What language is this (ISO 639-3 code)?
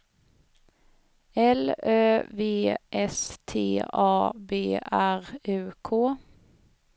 swe